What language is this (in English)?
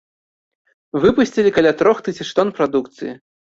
Belarusian